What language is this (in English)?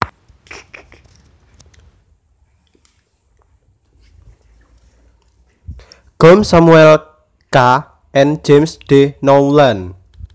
Javanese